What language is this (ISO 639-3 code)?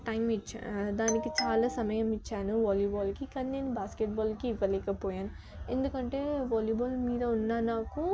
tel